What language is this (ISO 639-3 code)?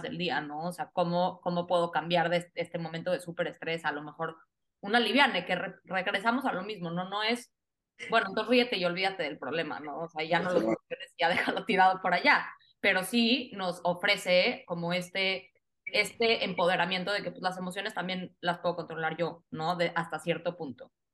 spa